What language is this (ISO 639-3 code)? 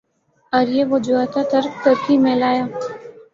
urd